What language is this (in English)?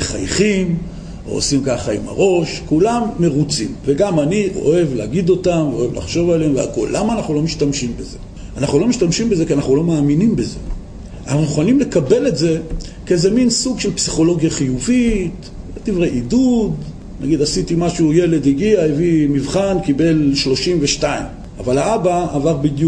Hebrew